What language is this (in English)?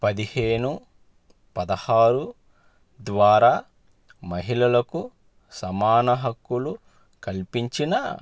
Telugu